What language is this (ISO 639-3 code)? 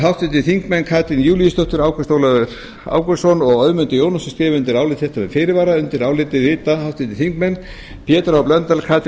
isl